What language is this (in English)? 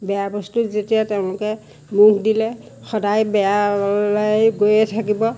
Assamese